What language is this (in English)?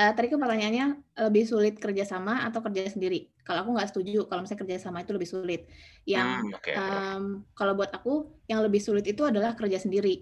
Indonesian